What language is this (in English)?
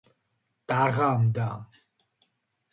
Georgian